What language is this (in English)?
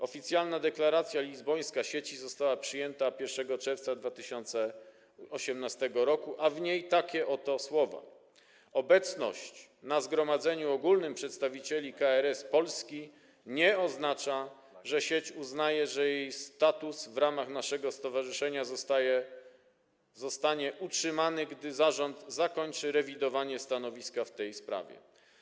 Polish